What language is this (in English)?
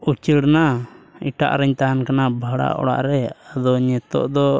Santali